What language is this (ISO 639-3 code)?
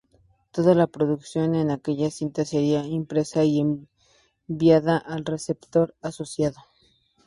spa